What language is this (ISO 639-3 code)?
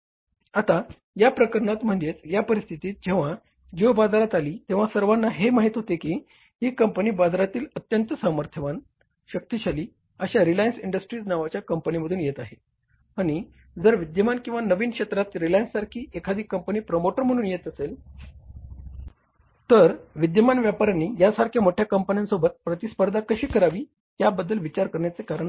mar